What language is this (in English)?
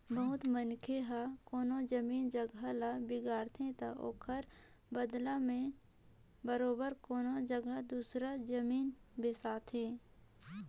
Chhattisgarhi